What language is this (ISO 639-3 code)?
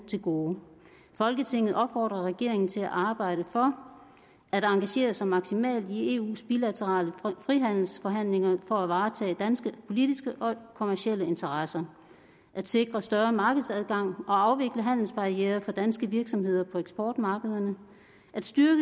dan